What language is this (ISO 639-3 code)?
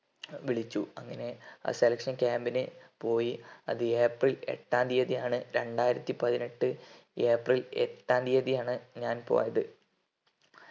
mal